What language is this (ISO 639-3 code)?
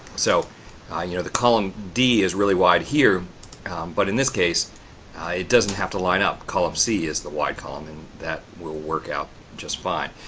eng